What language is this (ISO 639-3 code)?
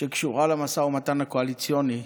heb